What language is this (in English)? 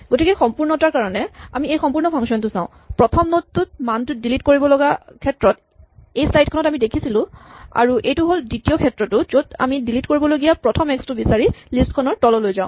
Assamese